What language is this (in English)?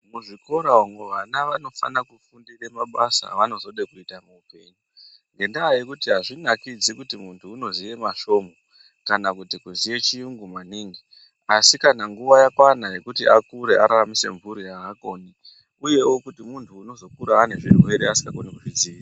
Ndau